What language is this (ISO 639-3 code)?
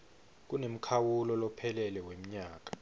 ssw